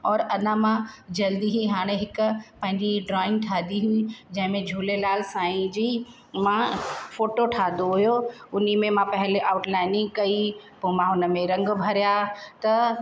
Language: Sindhi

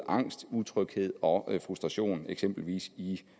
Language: Danish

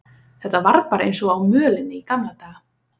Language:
Icelandic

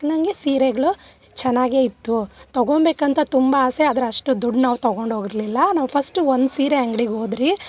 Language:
Kannada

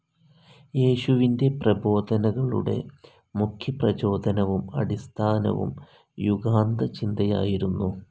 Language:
Malayalam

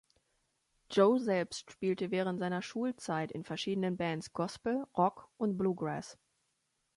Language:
German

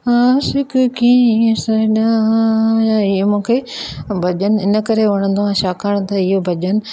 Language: Sindhi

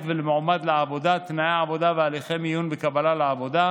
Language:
Hebrew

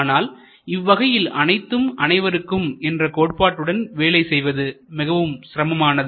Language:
Tamil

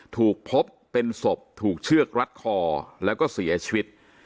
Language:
Thai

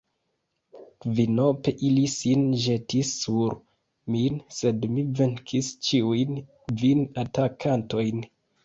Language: Esperanto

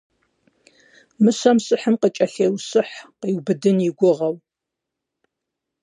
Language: Kabardian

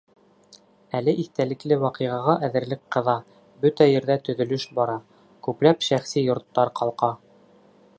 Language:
Bashkir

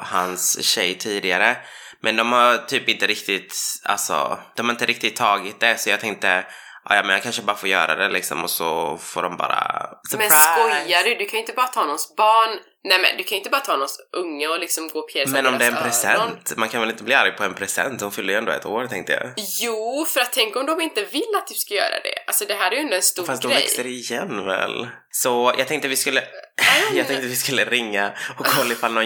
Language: Swedish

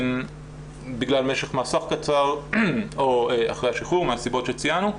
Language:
Hebrew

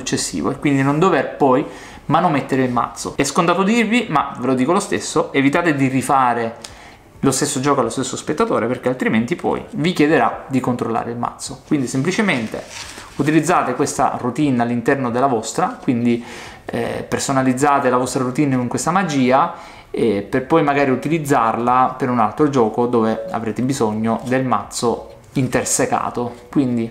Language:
Italian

